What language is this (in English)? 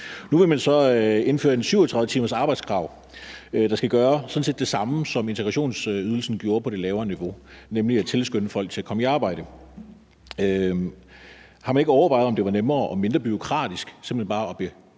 Danish